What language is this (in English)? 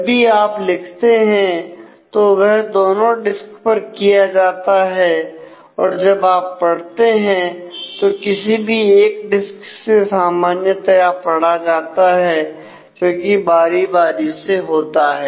Hindi